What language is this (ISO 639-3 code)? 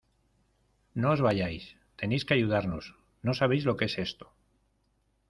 spa